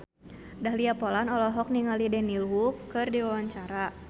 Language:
Sundanese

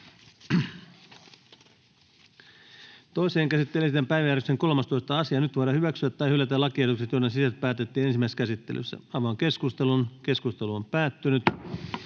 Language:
Finnish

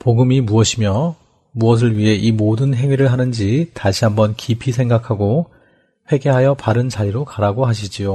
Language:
Korean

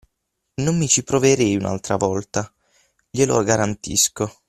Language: Italian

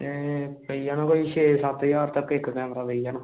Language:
Dogri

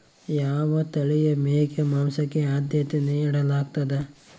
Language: Kannada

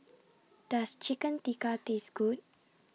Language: English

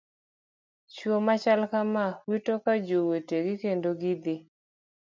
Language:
Luo (Kenya and Tanzania)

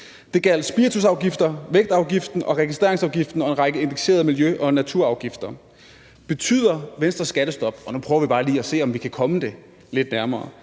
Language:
Danish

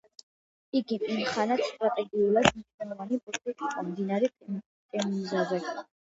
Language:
Georgian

